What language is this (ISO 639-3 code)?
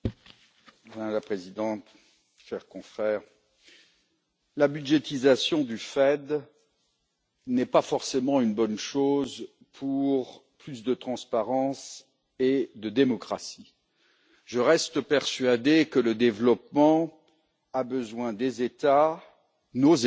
fra